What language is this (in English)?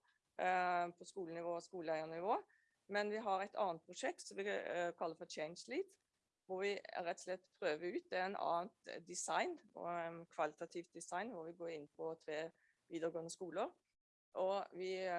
Norwegian